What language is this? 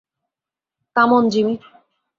Bangla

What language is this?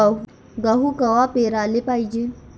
Marathi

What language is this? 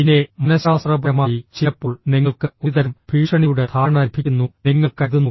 Malayalam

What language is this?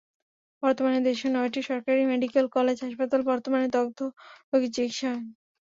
Bangla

